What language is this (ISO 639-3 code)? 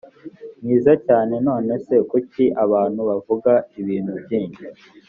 kin